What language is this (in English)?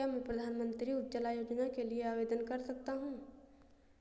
Hindi